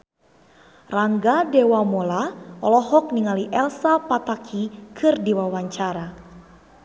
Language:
Sundanese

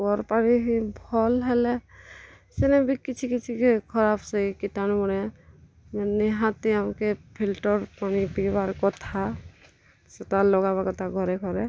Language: Odia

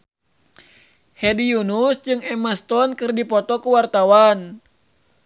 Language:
Sundanese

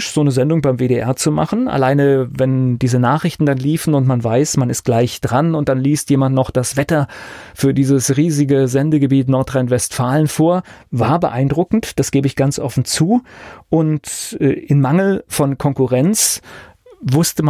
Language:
German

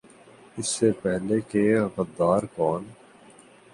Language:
Urdu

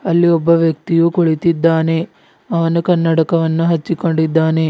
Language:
Kannada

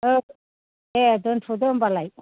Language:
Bodo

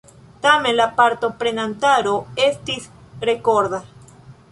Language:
Esperanto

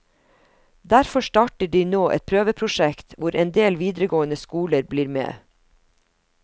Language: Norwegian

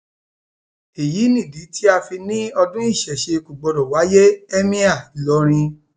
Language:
Yoruba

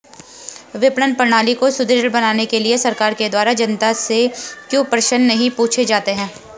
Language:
Hindi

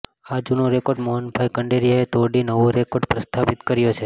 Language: Gujarati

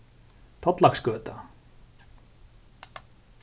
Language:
Faroese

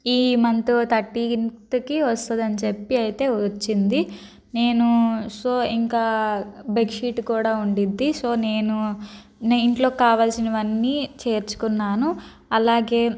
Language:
Telugu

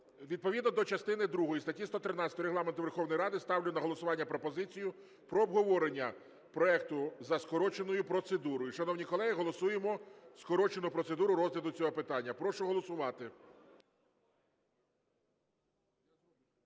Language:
Ukrainian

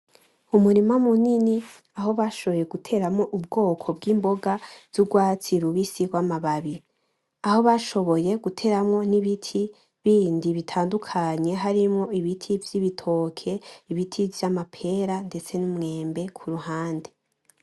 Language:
Rundi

